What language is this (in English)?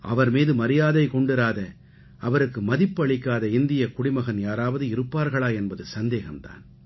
Tamil